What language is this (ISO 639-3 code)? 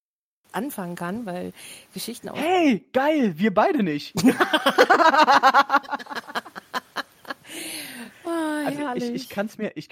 deu